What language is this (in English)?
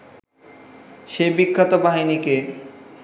Bangla